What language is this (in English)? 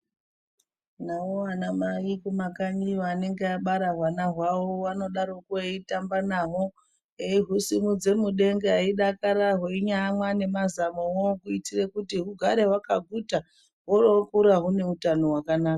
Ndau